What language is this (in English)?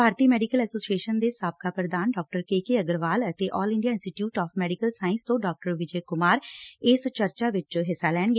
Punjabi